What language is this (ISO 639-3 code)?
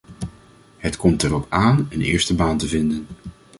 nld